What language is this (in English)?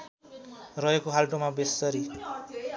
Nepali